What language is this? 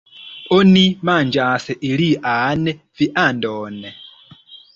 Esperanto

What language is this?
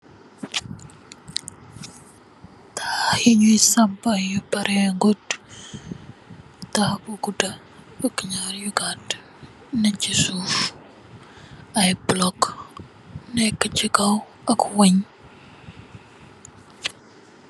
Wolof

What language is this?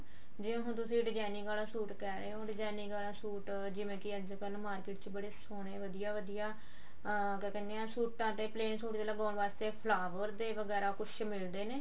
Punjabi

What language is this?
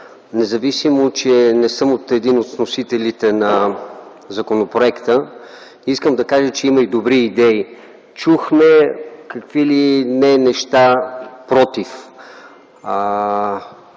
Bulgarian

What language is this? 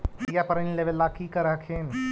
Magahi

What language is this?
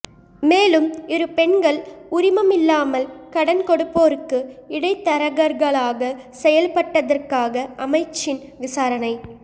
Tamil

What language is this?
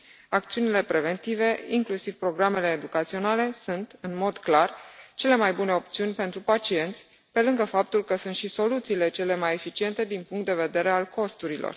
Romanian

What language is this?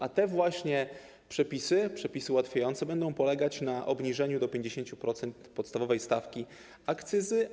Polish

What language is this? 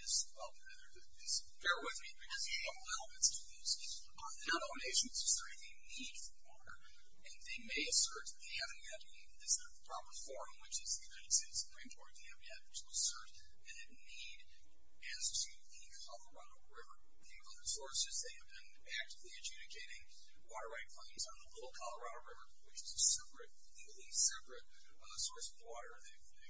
English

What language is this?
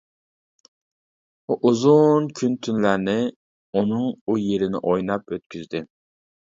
Uyghur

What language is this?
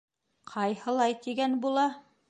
Bashkir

